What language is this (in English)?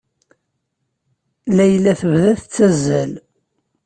Kabyle